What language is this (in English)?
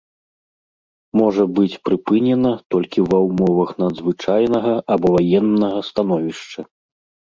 Belarusian